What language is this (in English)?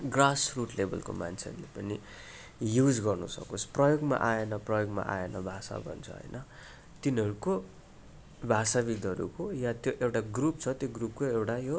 Nepali